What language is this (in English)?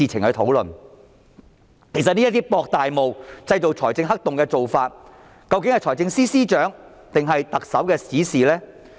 Cantonese